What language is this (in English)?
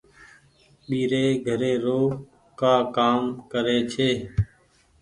Goaria